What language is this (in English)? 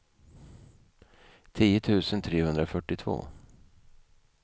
Swedish